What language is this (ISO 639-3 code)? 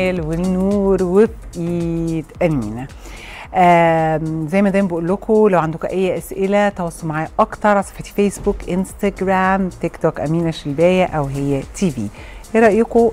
ara